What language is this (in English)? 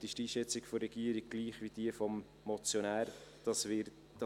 Swiss German